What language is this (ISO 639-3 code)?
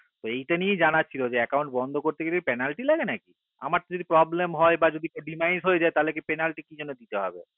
ben